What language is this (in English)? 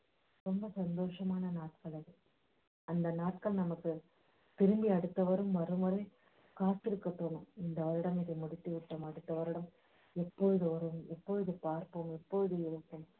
Tamil